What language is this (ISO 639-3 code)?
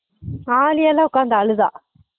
tam